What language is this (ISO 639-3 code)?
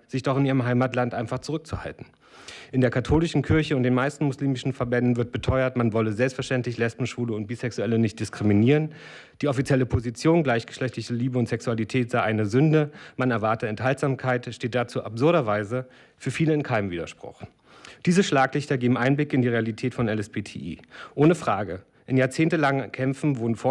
deu